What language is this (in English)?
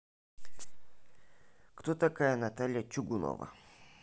Russian